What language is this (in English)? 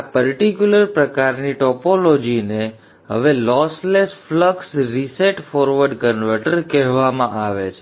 Gujarati